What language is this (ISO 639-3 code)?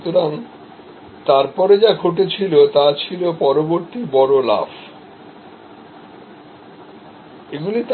ben